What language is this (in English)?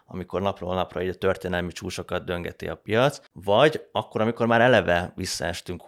Hungarian